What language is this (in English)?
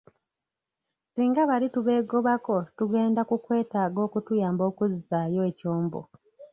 Ganda